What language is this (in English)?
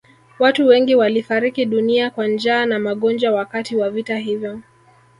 Swahili